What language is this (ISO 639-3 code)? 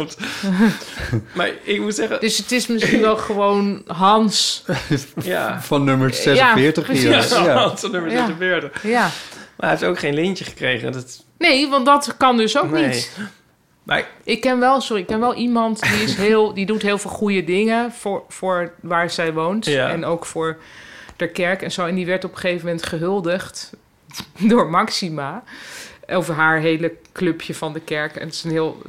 nld